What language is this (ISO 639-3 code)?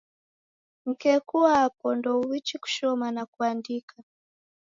dav